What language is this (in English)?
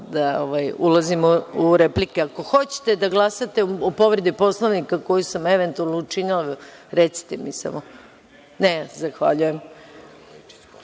Serbian